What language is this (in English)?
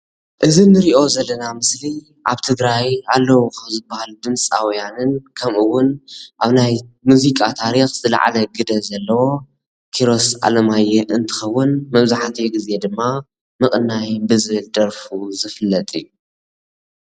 Tigrinya